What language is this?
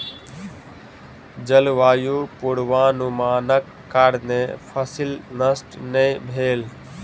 Maithili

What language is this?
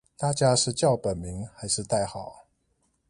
Chinese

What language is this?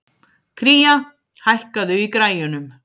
Icelandic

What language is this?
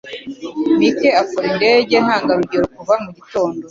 Kinyarwanda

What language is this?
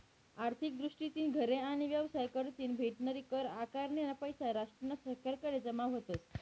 Marathi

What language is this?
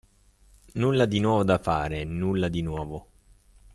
Italian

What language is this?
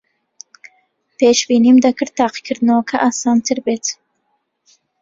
Central Kurdish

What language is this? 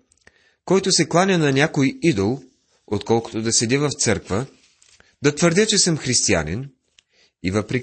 Bulgarian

